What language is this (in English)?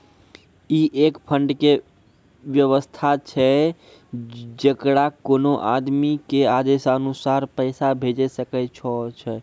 Maithili